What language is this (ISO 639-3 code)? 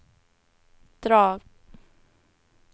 swe